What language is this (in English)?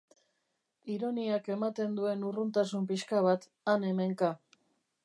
Basque